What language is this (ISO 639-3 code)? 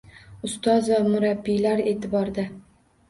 uzb